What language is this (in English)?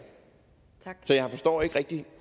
Danish